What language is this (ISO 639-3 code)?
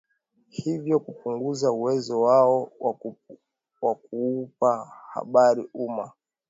swa